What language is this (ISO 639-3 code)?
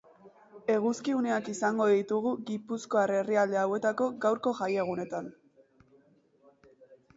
eus